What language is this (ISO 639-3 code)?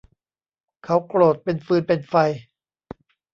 tha